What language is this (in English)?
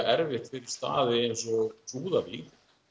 Icelandic